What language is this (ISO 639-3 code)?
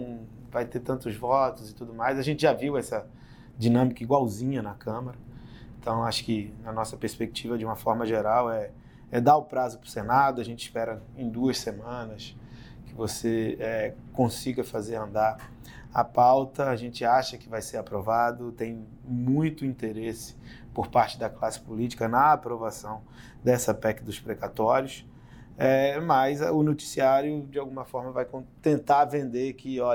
por